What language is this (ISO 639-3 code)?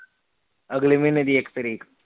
pan